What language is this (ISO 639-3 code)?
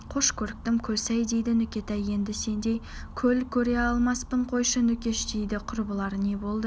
kaz